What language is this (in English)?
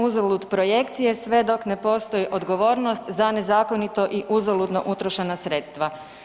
Croatian